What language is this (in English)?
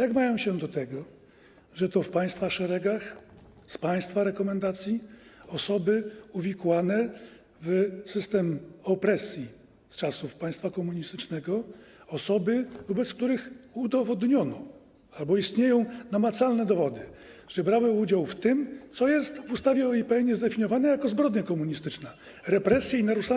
Polish